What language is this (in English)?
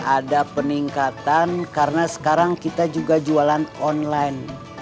Indonesian